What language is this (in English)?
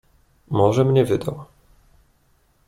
Polish